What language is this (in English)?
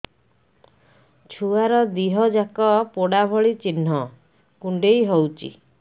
Odia